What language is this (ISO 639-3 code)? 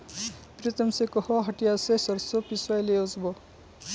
mag